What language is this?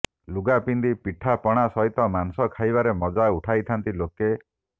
Odia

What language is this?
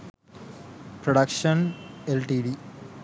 Sinhala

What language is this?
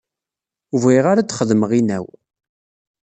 Kabyle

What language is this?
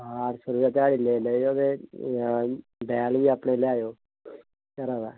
Dogri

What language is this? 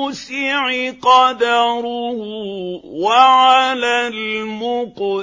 Arabic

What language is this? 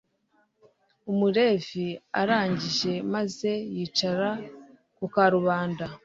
Kinyarwanda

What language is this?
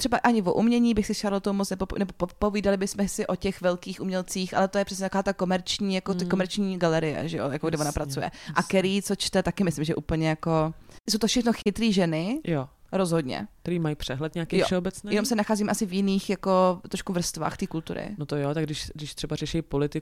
Czech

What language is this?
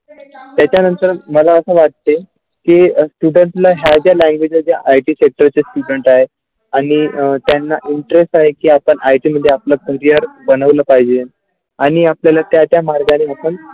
Marathi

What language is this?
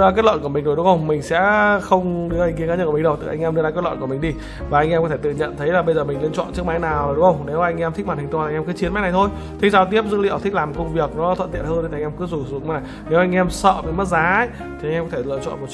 Vietnamese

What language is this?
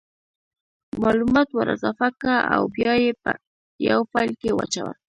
Pashto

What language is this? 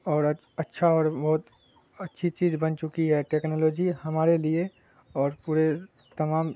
Urdu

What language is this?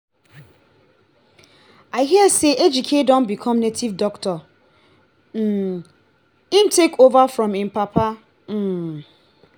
Nigerian Pidgin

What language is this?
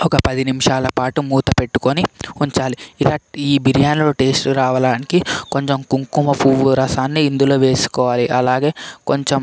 Telugu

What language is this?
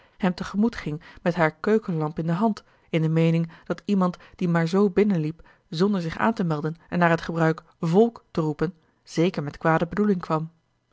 Dutch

